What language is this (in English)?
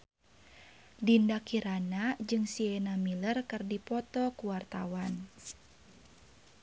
Sundanese